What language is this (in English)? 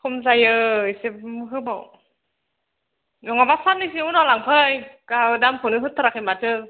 Bodo